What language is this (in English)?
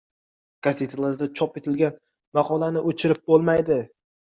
Uzbek